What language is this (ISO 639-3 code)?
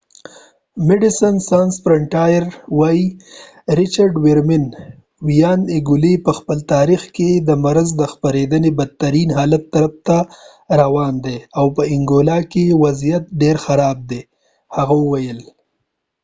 pus